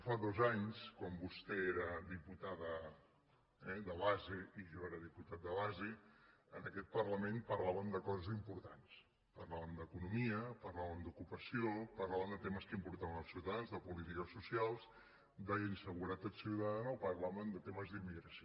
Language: Catalan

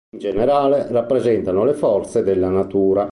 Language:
Italian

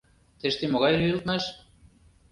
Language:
Mari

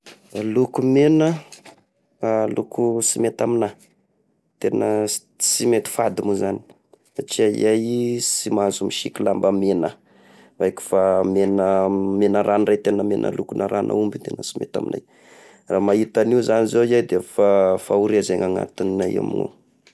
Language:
Tesaka Malagasy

